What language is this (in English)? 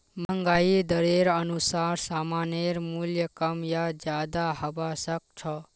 Magahi